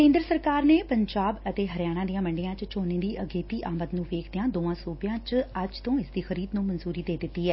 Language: Punjabi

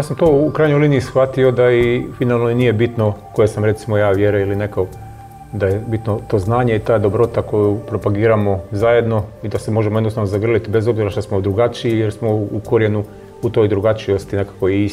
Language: Croatian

